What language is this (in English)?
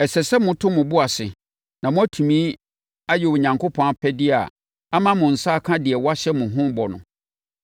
Akan